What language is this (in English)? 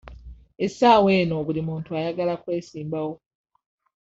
Ganda